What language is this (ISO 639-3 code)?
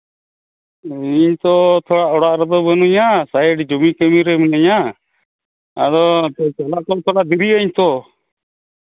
sat